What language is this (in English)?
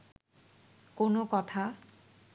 Bangla